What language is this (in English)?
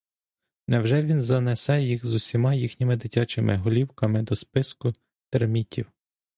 Ukrainian